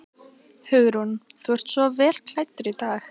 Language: Icelandic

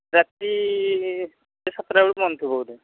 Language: Odia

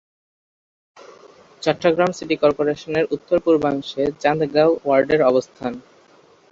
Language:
Bangla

